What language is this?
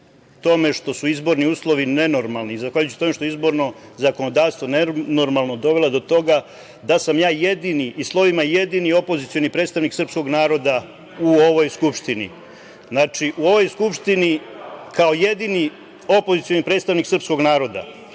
Serbian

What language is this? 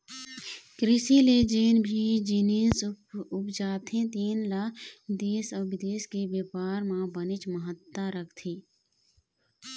Chhattisgarhi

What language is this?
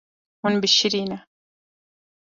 Kurdish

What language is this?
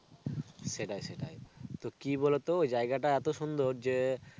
Bangla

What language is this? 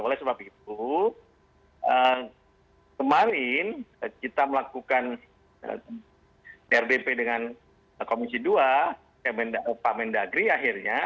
Indonesian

